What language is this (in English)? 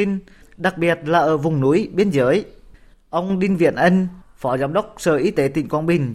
Vietnamese